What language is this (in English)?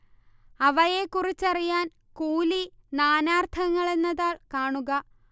Malayalam